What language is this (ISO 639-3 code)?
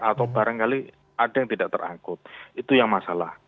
ind